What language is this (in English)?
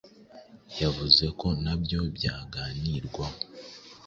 Kinyarwanda